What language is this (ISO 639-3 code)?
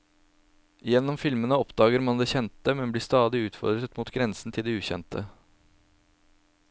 nor